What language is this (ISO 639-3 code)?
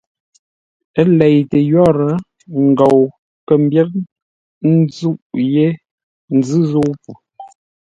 nla